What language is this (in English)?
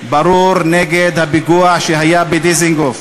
Hebrew